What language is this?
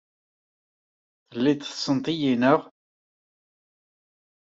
Kabyle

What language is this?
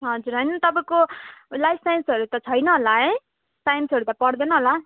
Nepali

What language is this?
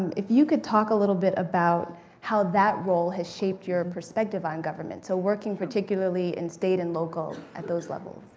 English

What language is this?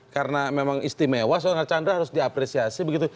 Indonesian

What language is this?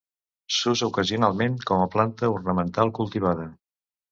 Catalan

